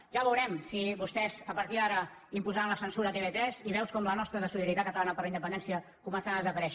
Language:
Catalan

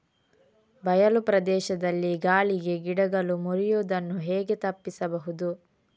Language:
Kannada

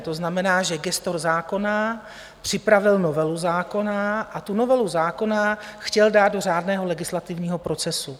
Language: Czech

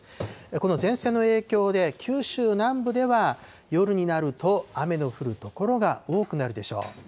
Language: Japanese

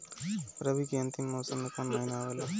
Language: Bhojpuri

